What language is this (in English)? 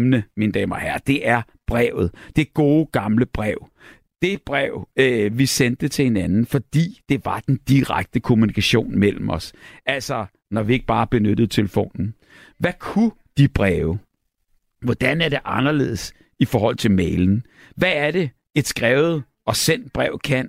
Danish